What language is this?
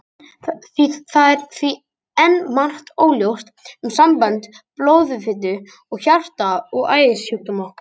Icelandic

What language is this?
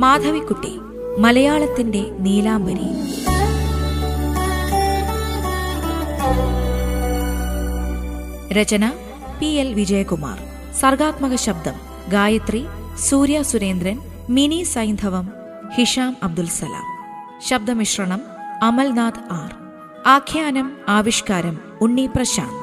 Malayalam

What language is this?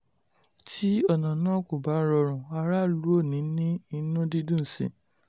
Yoruba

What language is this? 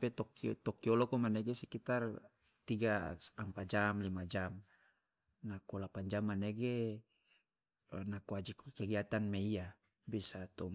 Loloda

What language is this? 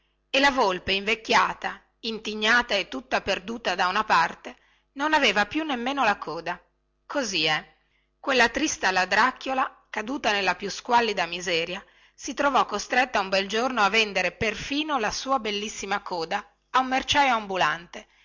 Italian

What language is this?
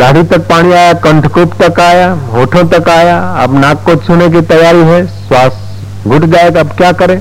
Hindi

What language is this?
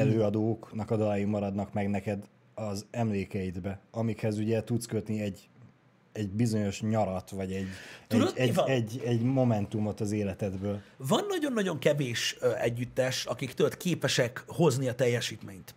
Hungarian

